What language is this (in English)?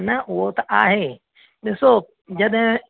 Sindhi